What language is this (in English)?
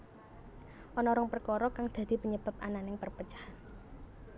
Javanese